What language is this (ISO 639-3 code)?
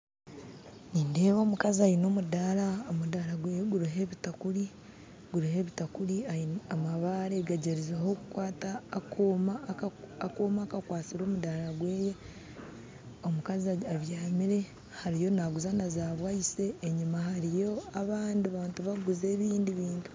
nyn